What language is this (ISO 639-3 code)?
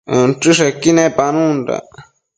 mcf